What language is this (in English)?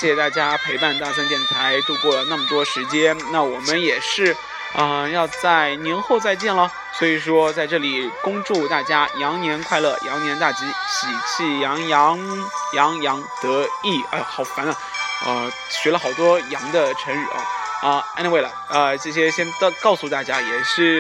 Chinese